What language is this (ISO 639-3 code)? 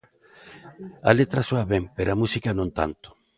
glg